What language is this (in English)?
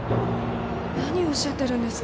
Japanese